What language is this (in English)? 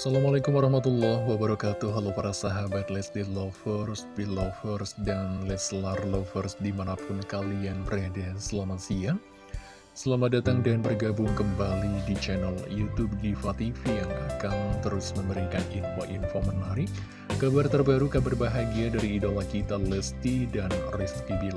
Indonesian